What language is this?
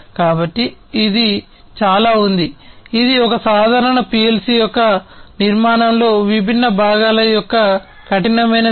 Telugu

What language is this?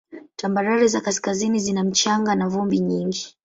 Swahili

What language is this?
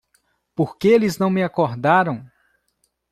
Portuguese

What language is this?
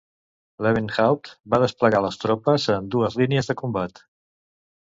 Catalan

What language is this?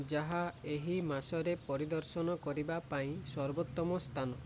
Odia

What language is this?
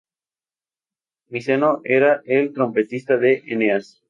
Spanish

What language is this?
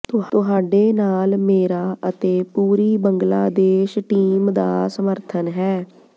Punjabi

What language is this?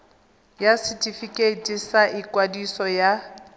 Tswana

